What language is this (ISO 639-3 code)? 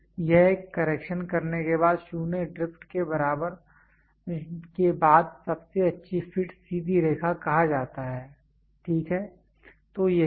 hin